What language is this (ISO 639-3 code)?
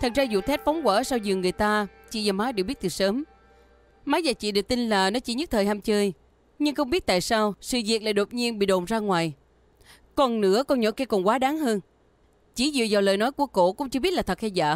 vie